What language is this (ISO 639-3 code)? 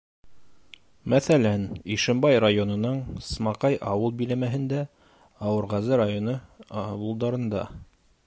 bak